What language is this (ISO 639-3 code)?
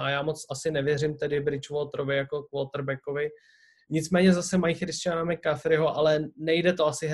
ces